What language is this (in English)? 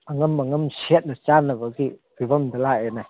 Manipuri